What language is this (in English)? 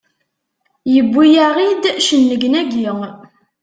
Kabyle